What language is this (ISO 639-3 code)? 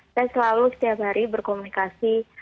ind